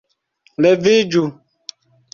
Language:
Esperanto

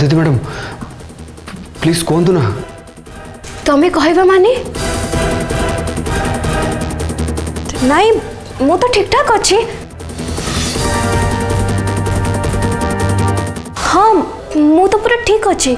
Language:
Hindi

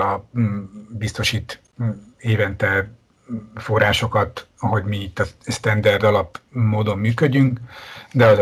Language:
Hungarian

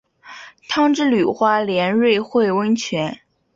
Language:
Chinese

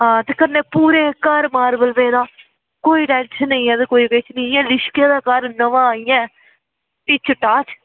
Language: Dogri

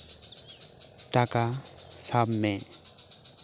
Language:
Santali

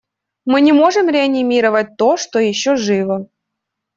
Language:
Russian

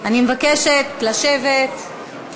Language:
Hebrew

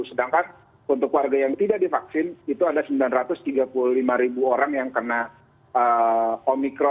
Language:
Indonesian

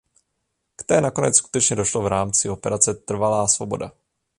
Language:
Czech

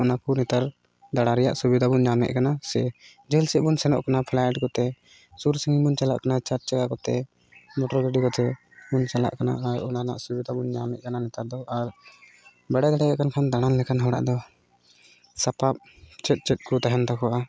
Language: Santali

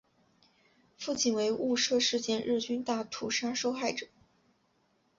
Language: Chinese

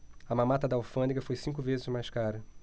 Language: Portuguese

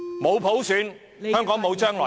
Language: Cantonese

